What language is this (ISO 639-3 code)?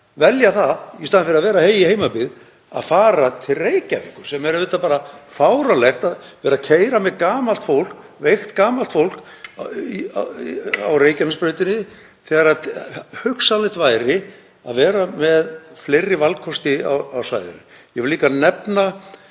isl